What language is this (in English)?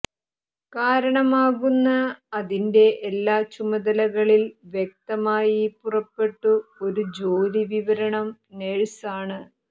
Malayalam